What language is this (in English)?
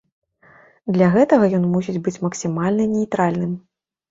Belarusian